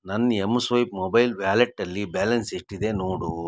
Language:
Kannada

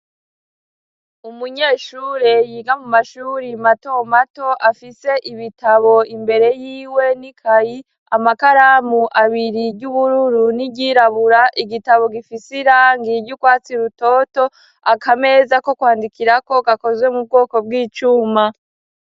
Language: Rundi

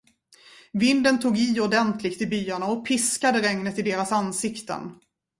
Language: Swedish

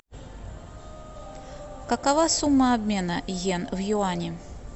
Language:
Russian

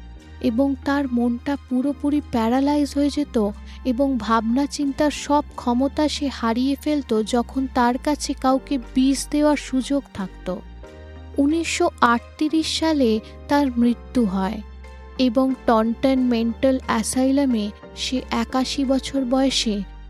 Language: Bangla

